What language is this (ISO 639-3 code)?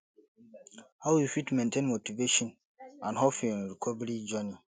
pcm